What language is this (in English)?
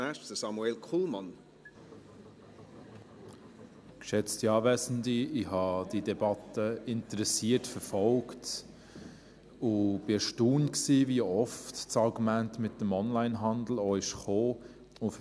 Swiss German